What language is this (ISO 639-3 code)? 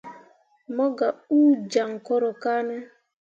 mua